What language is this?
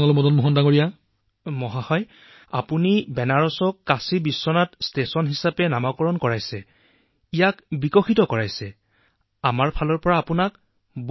Assamese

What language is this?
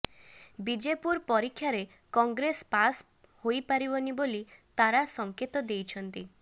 Odia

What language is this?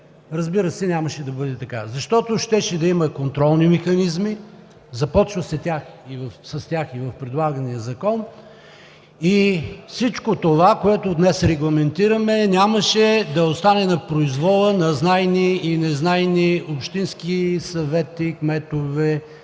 Bulgarian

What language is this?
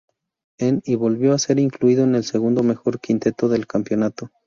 Spanish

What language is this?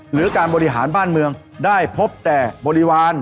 Thai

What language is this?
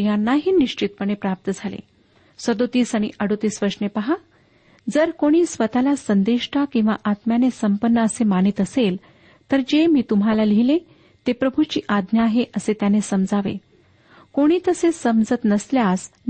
Marathi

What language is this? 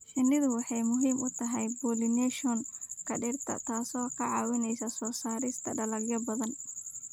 Somali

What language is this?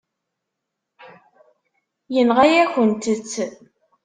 Kabyle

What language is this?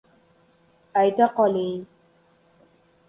Uzbek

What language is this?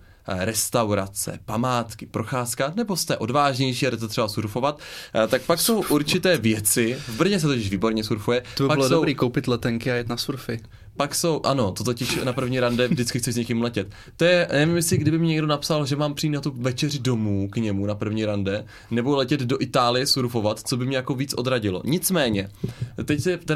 Czech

